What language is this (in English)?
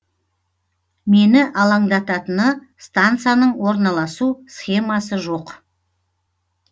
Kazakh